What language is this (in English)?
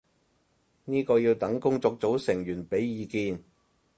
Cantonese